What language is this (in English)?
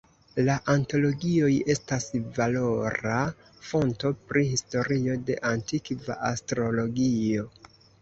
Esperanto